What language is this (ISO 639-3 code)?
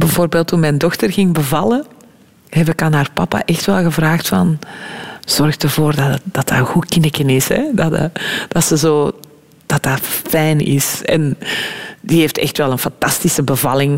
nld